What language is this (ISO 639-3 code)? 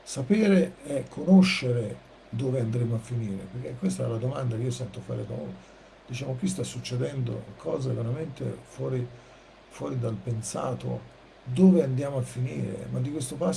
ita